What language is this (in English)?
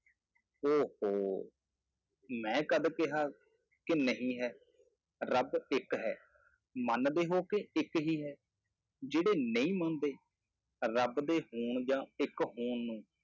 Punjabi